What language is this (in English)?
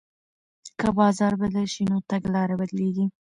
Pashto